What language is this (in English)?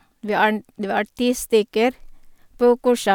Norwegian